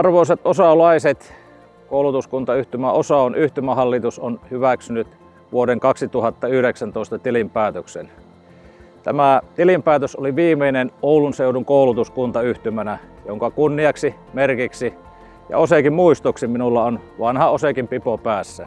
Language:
Finnish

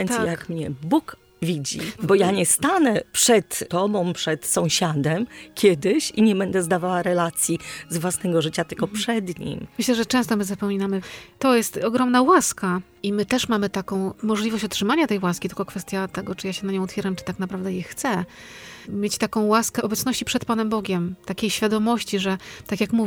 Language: Polish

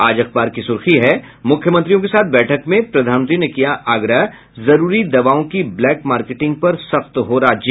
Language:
Hindi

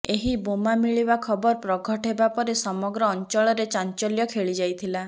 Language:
Odia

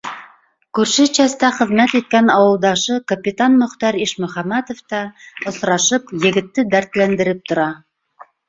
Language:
Bashkir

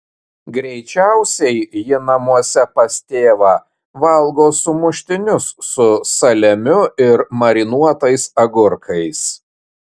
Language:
Lithuanian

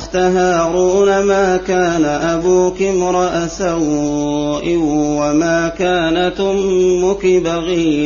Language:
Arabic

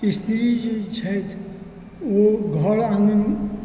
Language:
Maithili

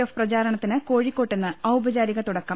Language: Malayalam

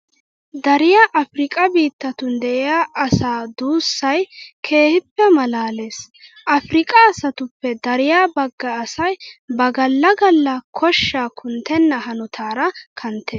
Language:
Wolaytta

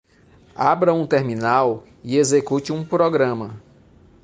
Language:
Portuguese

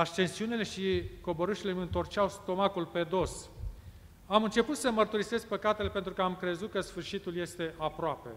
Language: Romanian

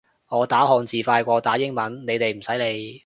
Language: Cantonese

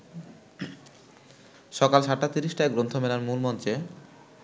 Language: Bangla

